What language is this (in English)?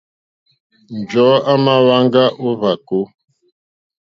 Mokpwe